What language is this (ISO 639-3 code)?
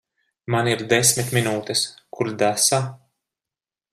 lav